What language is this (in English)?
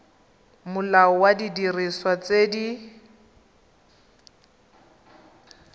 Tswana